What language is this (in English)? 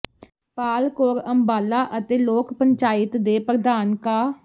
Punjabi